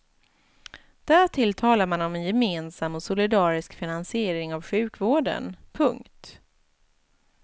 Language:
Swedish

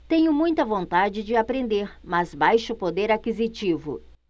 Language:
Portuguese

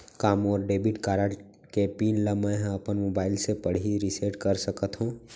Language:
Chhattisgarhi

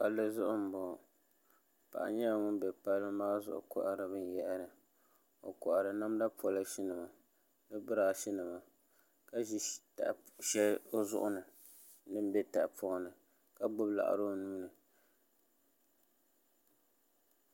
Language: Dagbani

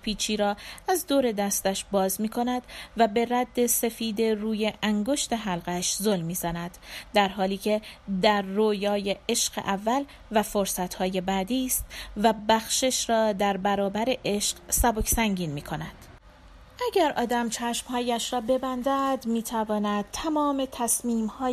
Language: Persian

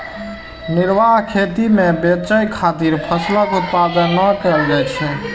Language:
Maithili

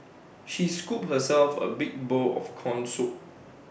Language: English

